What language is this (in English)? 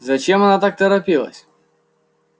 Russian